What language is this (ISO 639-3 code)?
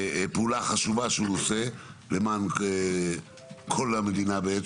heb